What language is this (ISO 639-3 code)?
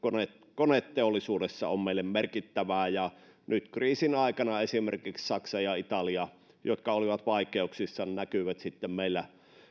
fin